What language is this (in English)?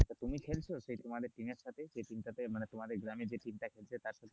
Bangla